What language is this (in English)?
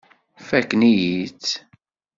Kabyle